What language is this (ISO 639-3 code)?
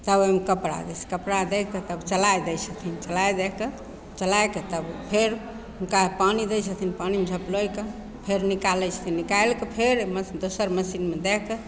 mai